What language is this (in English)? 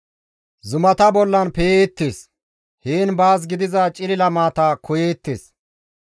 Gamo